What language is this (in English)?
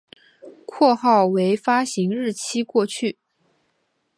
Chinese